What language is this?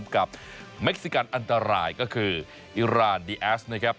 Thai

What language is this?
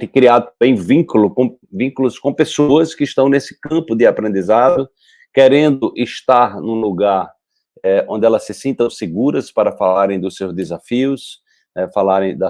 Portuguese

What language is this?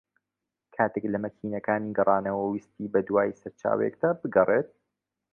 Central Kurdish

